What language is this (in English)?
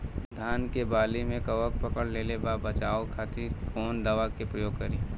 Bhojpuri